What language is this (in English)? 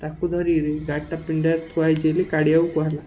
Odia